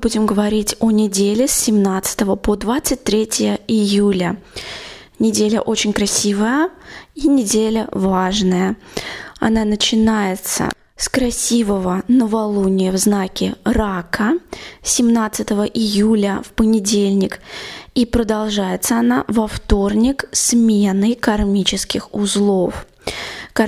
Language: Russian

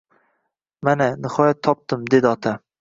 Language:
Uzbek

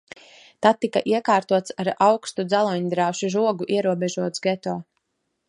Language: Latvian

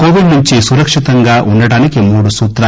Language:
Telugu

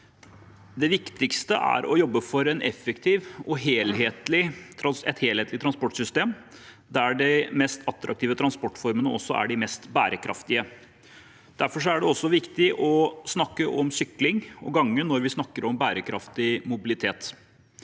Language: Norwegian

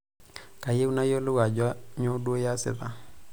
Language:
Masai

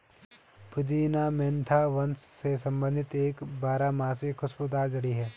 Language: Hindi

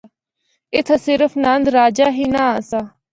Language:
Northern Hindko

